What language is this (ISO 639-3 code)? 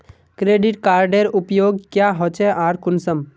mag